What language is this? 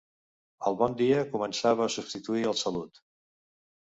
Catalan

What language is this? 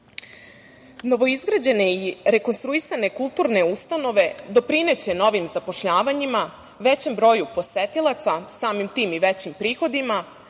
Serbian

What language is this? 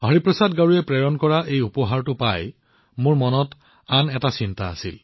Assamese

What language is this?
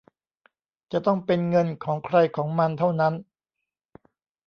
Thai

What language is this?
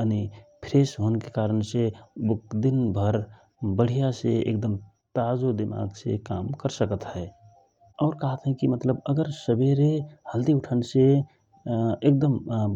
Rana Tharu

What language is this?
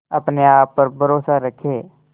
Hindi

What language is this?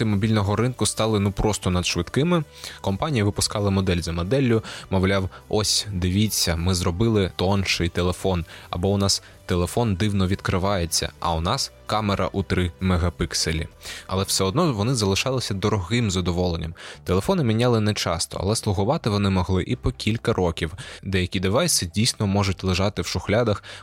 Ukrainian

